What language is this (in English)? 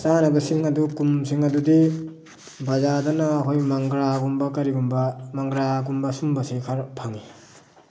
Manipuri